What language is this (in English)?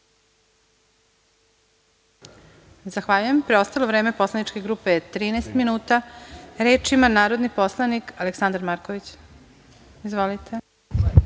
Serbian